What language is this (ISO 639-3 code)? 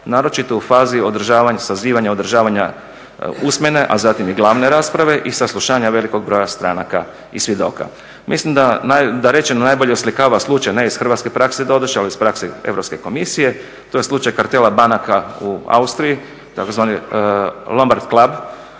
hrv